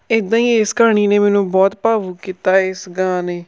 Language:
Punjabi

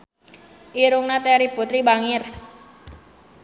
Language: Sundanese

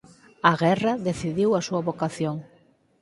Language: Galician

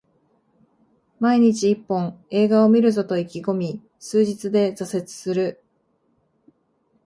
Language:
Japanese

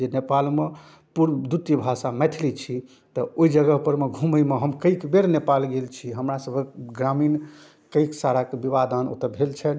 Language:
Maithili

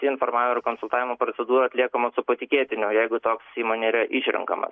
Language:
Lithuanian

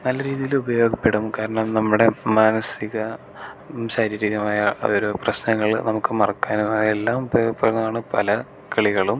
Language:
Malayalam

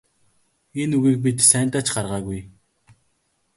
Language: Mongolian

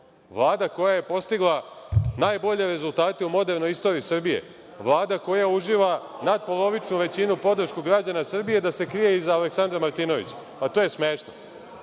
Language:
Serbian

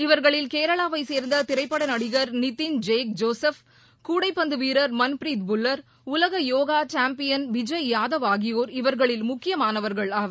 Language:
Tamil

